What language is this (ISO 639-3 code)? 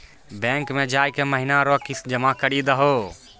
mai